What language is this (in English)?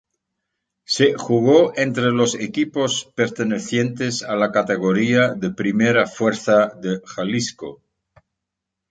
Spanish